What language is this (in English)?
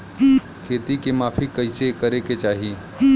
Bhojpuri